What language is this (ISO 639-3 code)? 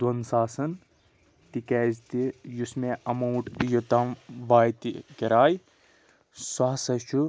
kas